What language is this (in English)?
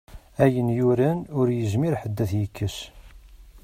Kabyle